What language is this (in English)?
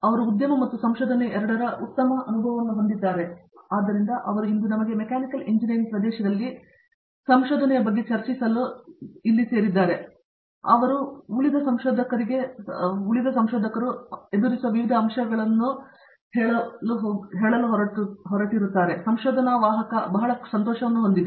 Kannada